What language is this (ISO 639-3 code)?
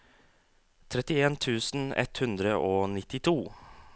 nor